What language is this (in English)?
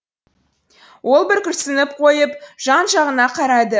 Kazakh